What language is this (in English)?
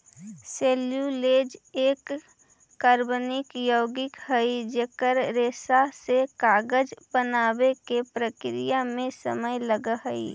Magahi